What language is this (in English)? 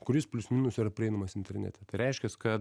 Lithuanian